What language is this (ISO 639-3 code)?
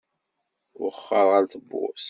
kab